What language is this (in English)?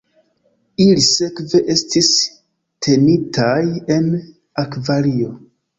Esperanto